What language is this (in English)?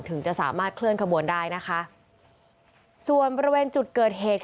Thai